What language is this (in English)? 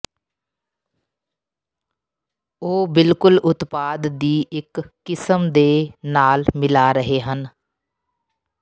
Punjabi